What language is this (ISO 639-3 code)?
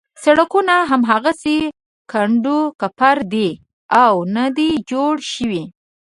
pus